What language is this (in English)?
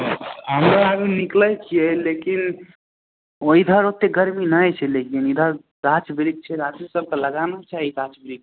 Maithili